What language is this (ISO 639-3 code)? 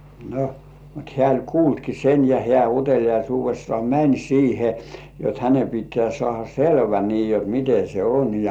fin